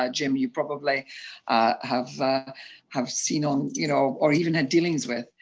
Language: English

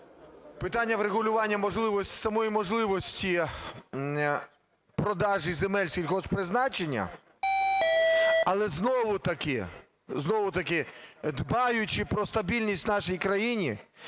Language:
Ukrainian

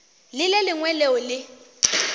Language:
Northern Sotho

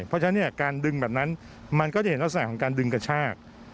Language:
Thai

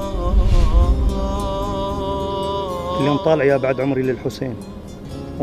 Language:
Arabic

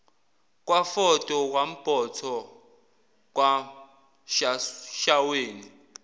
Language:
Zulu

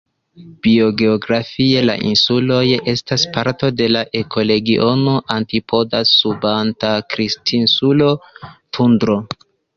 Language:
Esperanto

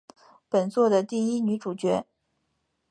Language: Chinese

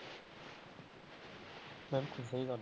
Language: Punjabi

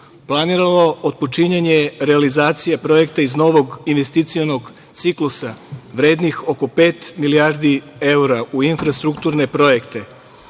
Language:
Serbian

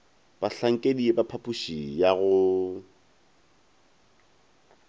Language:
Northern Sotho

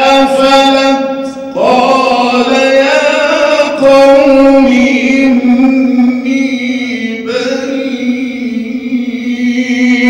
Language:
Arabic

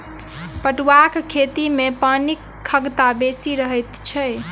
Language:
Maithili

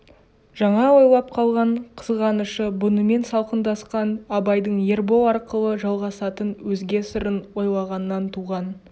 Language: Kazakh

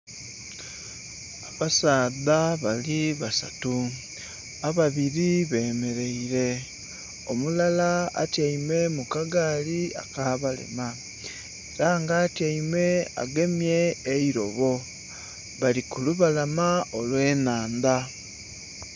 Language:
Soga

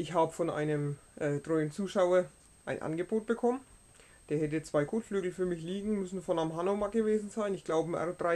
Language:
German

